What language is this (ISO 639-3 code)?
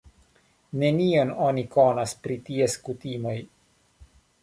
epo